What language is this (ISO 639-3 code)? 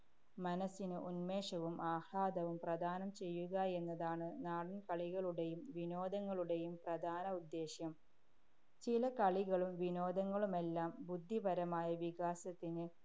mal